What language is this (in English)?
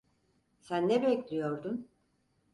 Turkish